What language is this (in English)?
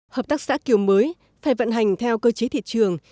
Vietnamese